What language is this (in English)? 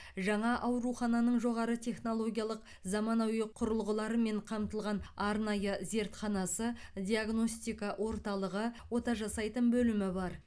Kazakh